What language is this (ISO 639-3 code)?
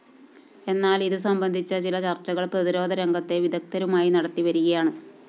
mal